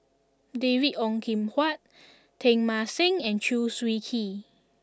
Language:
English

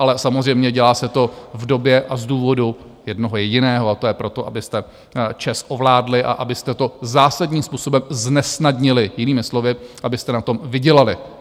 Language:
Czech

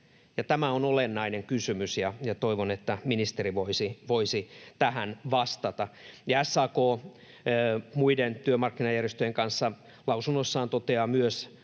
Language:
Finnish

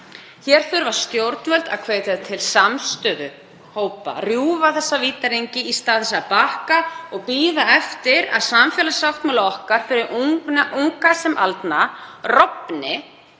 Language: Icelandic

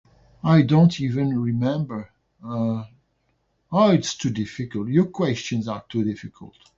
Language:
English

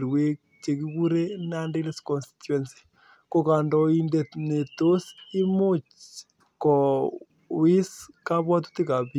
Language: Kalenjin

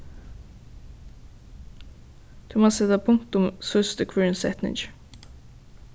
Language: Faroese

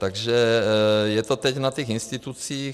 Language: Czech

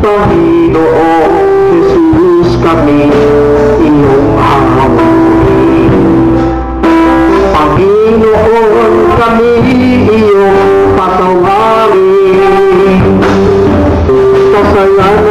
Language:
Filipino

